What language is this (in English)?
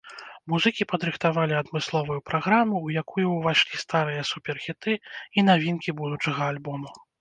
Belarusian